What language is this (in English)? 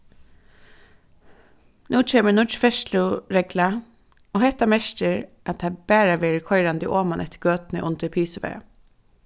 Faroese